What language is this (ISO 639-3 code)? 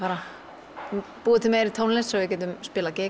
isl